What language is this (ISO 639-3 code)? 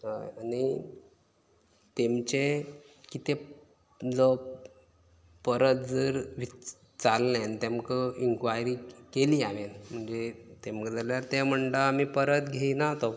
kok